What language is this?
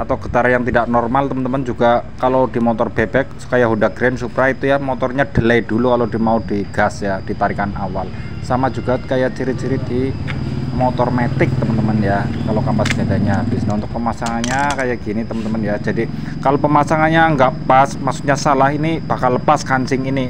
Indonesian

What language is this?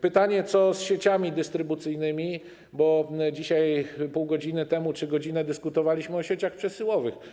Polish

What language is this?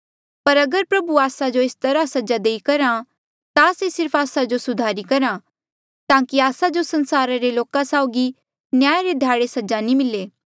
Mandeali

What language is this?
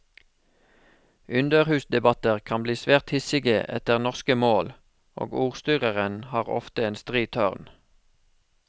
Norwegian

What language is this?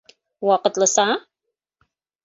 Bashkir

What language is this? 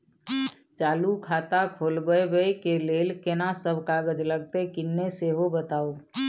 Maithili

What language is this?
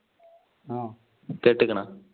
Malayalam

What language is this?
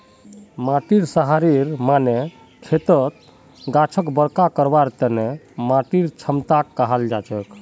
Magahi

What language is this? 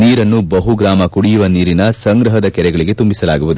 Kannada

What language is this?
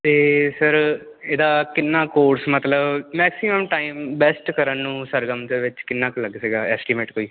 Punjabi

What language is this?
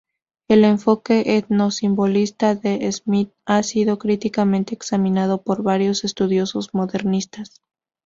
Spanish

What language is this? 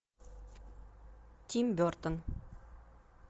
Russian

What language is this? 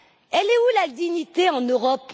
French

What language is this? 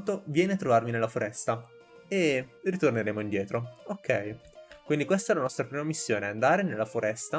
Italian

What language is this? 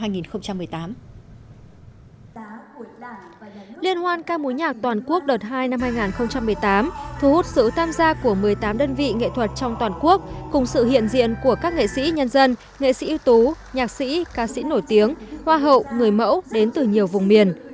Vietnamese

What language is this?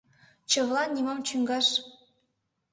Mari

